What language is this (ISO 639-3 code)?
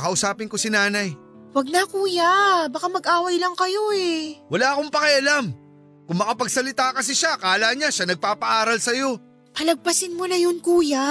fil